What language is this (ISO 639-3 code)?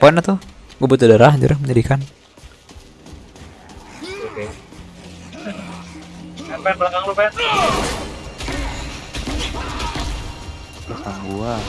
ind